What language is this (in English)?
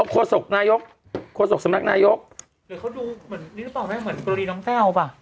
Thai